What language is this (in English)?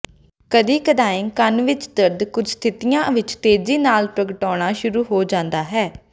Punjabi